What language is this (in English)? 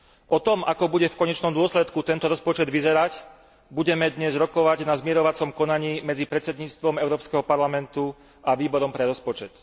Slovak